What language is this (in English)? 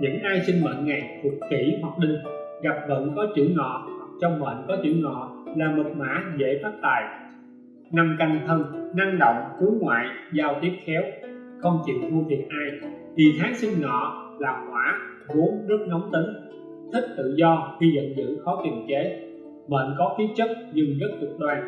Vietnamese